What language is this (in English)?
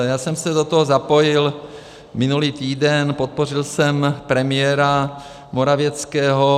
Czech